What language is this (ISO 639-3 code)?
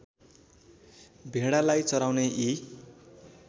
nep